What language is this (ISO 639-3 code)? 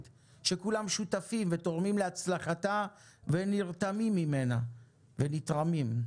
heb